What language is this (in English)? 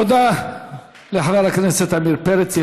Hebrew